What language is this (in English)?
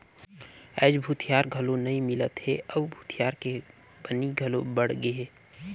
Chhattisgarhi